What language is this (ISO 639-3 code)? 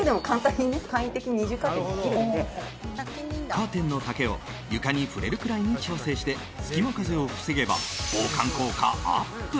jpn